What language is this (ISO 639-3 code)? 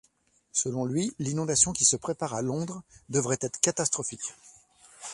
fra